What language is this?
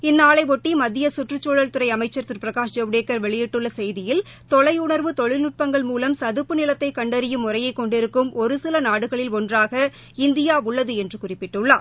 Tamil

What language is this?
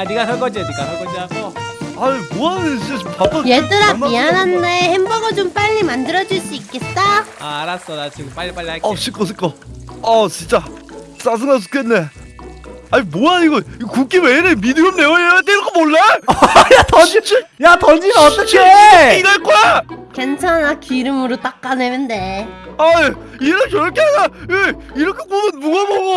Korean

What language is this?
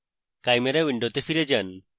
Bangla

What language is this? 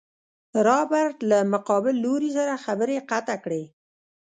Pashto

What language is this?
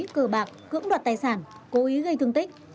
Vietnamese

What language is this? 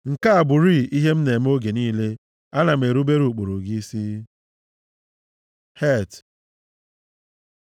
Igbo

